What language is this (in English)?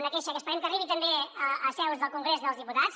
Catalan